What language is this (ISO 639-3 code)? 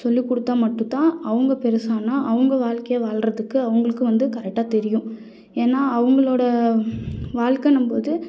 tam